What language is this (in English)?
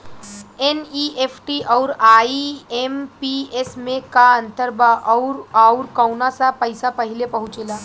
Bhojpuri